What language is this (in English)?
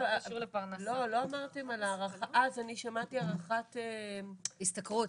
Hebrew